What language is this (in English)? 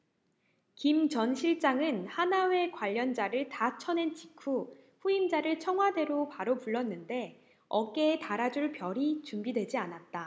Korean